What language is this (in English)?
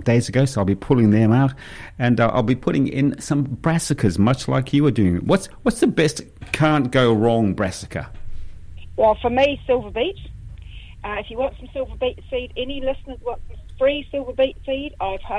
English